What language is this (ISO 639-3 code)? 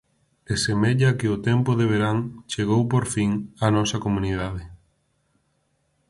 glg